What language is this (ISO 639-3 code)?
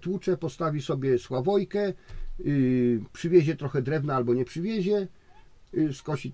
pol